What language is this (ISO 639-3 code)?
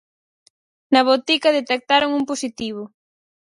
glg